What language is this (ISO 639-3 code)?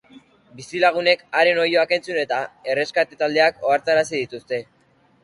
eus